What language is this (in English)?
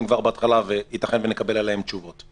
Hebrew